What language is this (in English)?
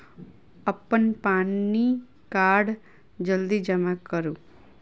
Maithili